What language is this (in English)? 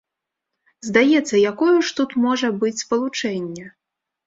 Belarusian